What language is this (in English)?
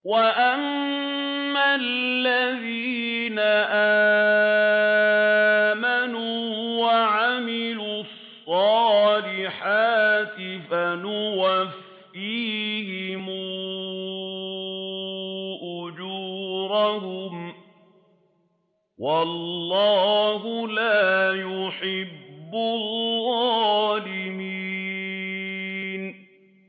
Arabic